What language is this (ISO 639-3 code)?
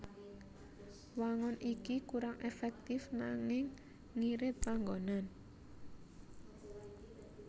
jav